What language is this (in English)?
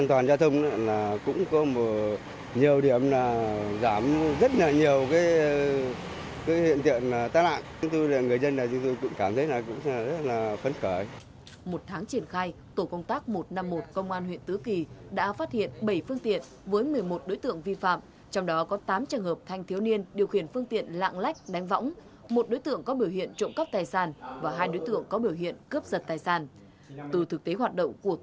Vietnamese